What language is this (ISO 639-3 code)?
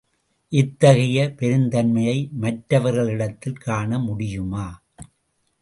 tam